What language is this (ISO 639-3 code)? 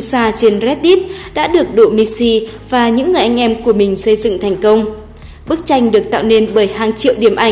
vie